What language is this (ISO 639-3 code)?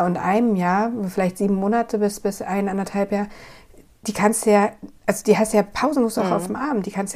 deu